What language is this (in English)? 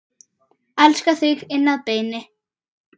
Icelandic